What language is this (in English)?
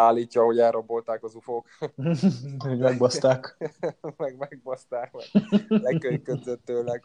Hungarian